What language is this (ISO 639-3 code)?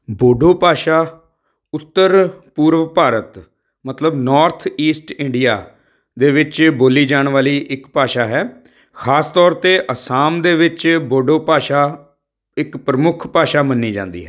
pan